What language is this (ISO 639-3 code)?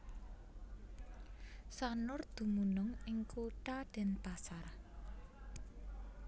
jav